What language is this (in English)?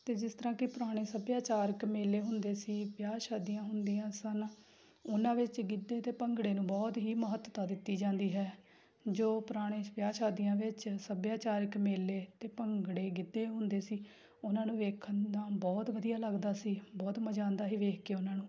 Punjabi